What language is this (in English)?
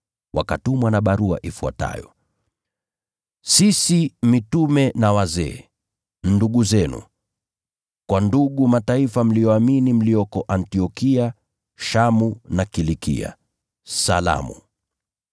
Swahili